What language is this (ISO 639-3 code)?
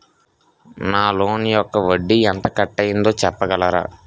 tel